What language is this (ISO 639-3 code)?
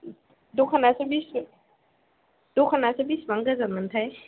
brx